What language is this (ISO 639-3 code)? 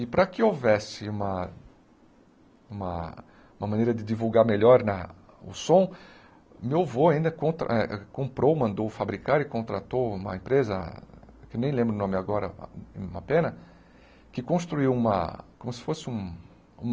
por